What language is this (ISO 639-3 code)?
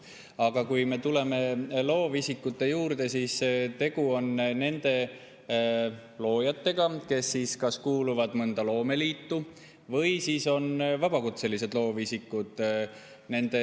est